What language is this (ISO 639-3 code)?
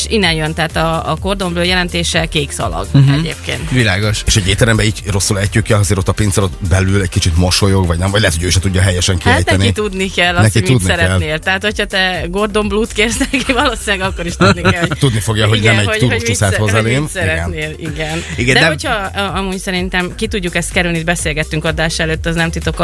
hun